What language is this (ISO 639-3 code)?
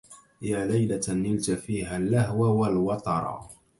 ara